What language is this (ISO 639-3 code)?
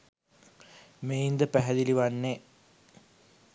sin